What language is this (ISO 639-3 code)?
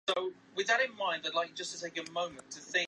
zho